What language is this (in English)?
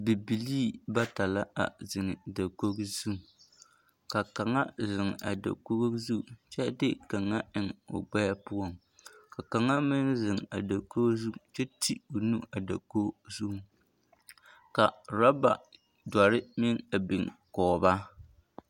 Southern Dagaare